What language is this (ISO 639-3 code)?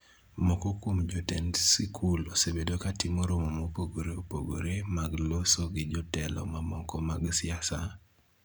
luo